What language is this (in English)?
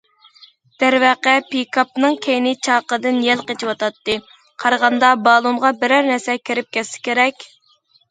Uyghur